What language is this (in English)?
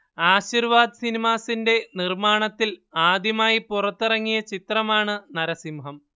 Malayalam